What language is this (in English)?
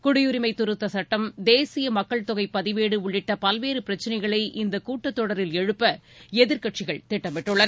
Tamil